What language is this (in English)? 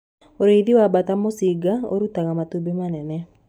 Kikuyu